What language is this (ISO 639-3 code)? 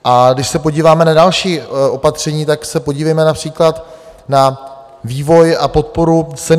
ces